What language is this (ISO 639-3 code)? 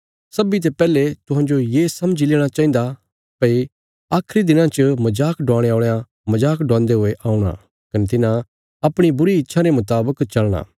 kfs